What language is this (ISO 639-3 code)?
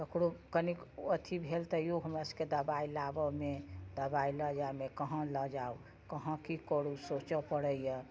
mai